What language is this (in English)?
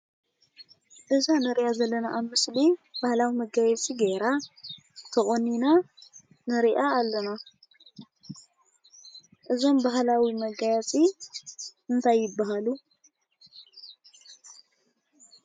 Tigrinya